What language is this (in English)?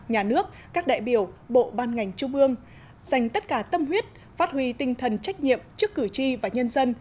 Vietnamese